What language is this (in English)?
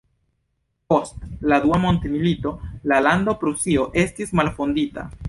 Esperanto